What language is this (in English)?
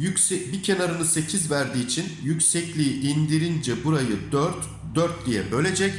Turkish